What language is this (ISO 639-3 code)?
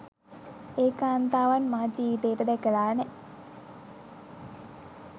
sin